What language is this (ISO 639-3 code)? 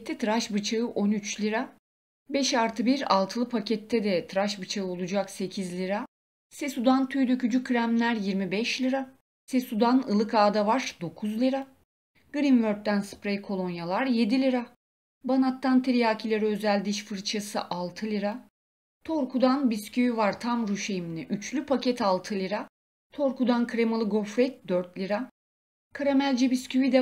tur